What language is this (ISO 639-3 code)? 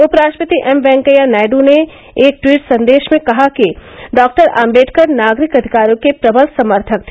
hin